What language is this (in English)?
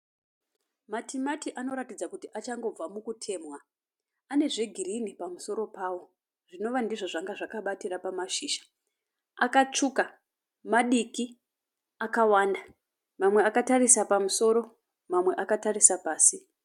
Shona